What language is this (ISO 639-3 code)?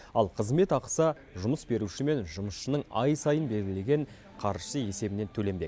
kaz